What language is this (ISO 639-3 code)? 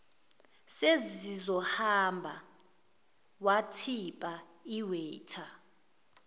zul